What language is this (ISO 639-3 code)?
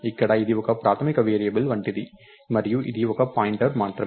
tel